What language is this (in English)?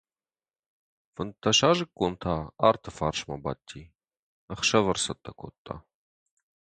Ossetic